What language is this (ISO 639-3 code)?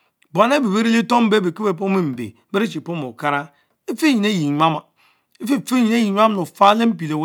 mfo